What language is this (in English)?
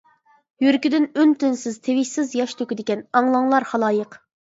Uyghur